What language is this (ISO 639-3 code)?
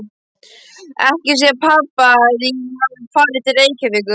isl